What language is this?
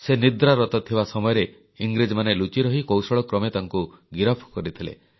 Odia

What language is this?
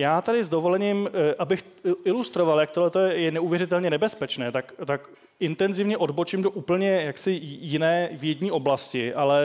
Czech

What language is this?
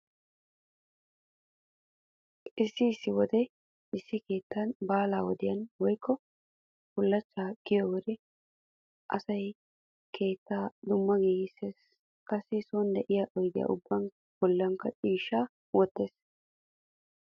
Wolaytta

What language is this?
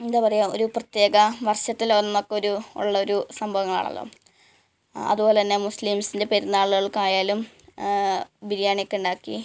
Malayalam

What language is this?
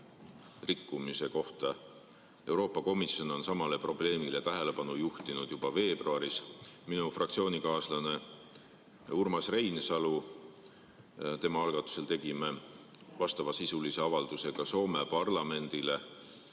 Estonian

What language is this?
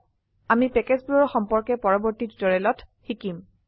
Assamese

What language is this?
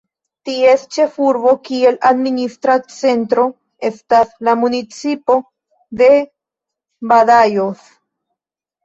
Esperanto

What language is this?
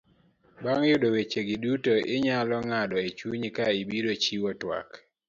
Luo (Kenya and Tanzania)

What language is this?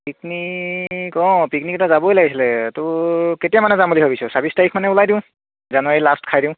Assamese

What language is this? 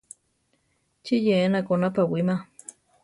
Central Tarahumara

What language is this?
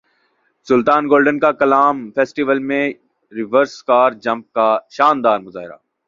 Urdu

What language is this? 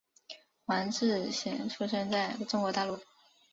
Chinese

